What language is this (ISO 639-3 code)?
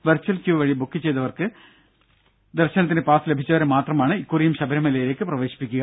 mal